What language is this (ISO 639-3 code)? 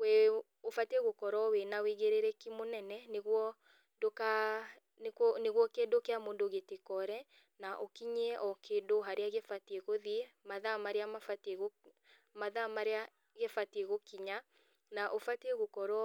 kik